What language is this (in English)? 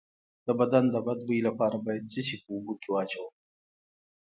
Pashto